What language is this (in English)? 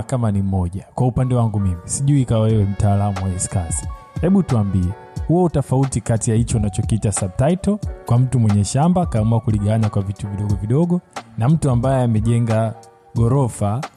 Swahili